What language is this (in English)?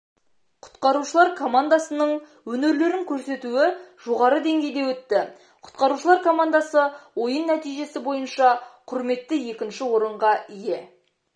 Kazakh